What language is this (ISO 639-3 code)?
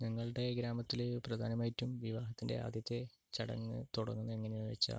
mal